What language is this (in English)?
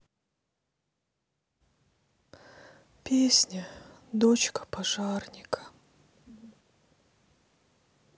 Russian